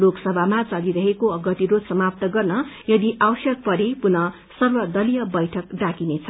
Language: Nepali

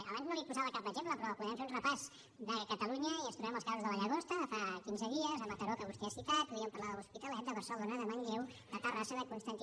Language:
Catalan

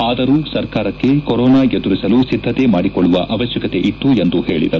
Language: Kannada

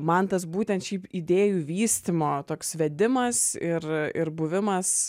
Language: Lithuanian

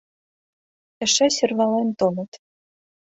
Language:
Mari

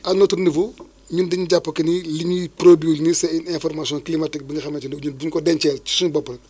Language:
Wolof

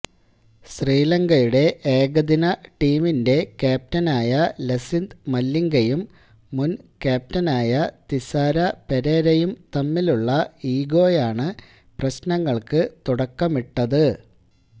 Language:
Malayalam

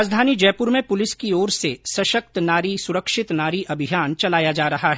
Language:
Hindi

